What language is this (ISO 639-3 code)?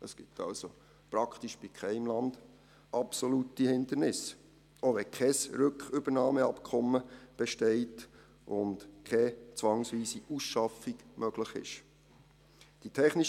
gsw